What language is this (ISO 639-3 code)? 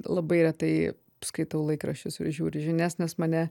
lit